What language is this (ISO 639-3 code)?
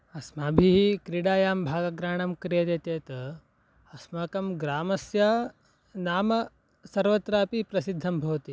san